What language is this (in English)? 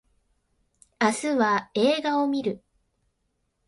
Japanese